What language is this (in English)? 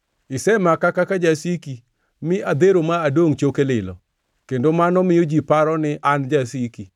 Luo (Kenya and Tanzania)